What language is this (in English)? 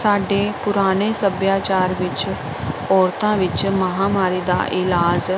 Punjabi